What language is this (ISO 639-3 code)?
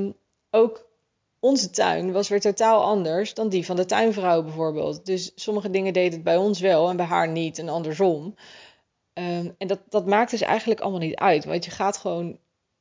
nld